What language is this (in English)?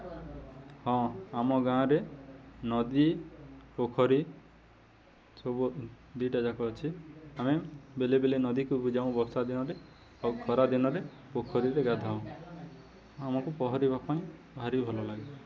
Odia